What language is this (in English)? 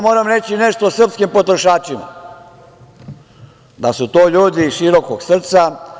Serbian